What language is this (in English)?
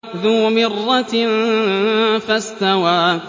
Arabic